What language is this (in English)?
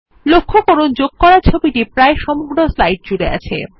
Bangla